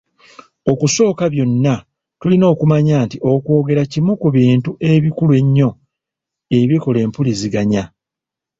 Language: Ganda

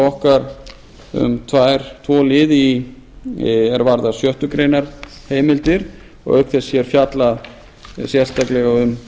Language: Icelandic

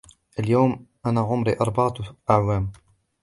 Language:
Arabic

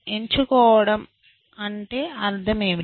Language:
Telugu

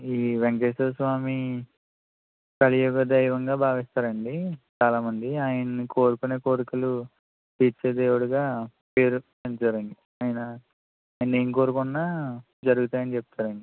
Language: Telugu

